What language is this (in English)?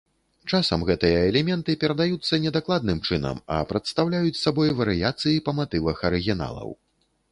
Belarusian